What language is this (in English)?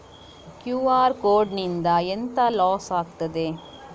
Kannada